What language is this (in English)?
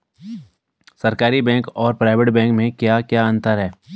Hindi